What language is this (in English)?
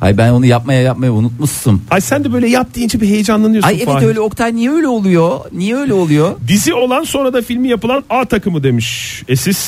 Turkish